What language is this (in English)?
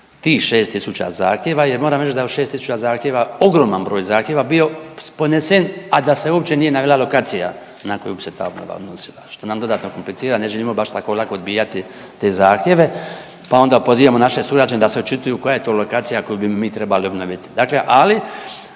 Croatian